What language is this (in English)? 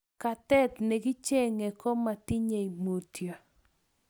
Kalenjin